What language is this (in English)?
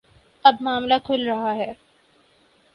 Urdu